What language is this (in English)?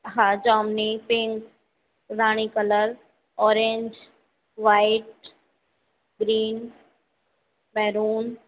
Sindhi